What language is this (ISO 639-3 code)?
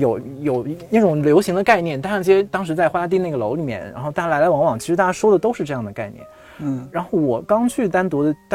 zho